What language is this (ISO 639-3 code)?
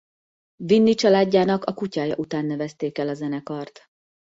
hun